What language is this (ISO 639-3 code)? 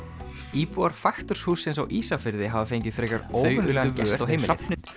isl